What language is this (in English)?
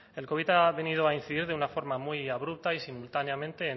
Spanish